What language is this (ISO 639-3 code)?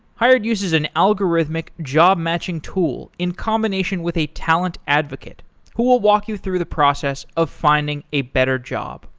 eng